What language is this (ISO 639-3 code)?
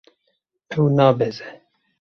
kur